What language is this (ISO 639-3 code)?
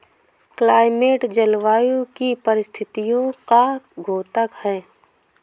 hin